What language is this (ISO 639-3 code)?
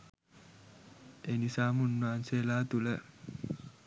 sin